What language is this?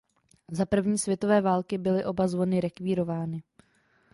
Czech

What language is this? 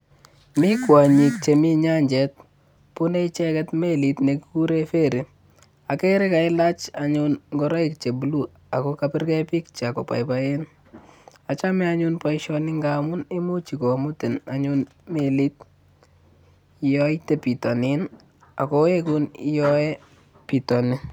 Kalenjin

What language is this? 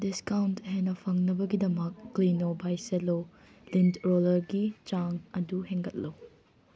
Manipuri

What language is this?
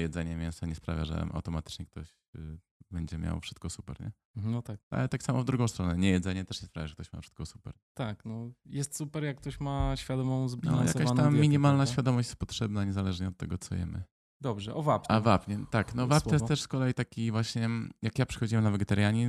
Polish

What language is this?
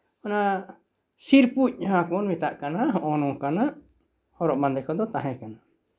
Santali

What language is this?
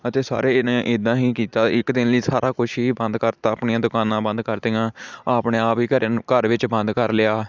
Punjabi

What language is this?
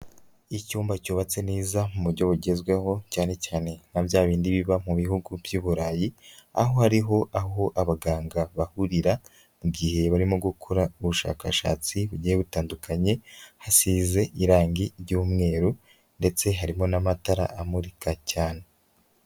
Kinyarwanda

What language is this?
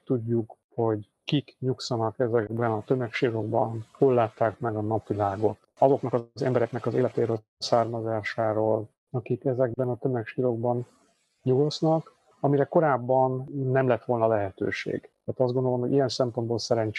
Hungarian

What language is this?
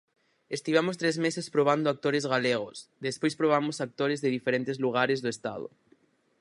Galician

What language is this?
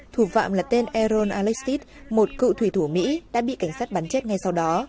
Vietnamese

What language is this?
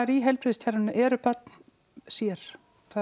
Icelandic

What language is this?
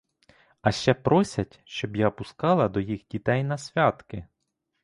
Ukrainian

